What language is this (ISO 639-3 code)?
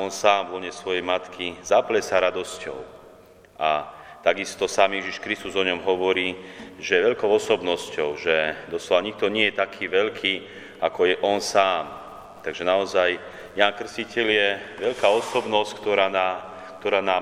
slk